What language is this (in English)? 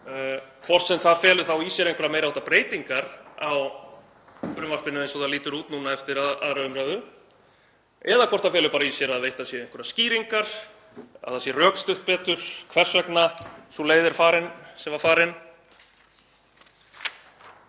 Icelandic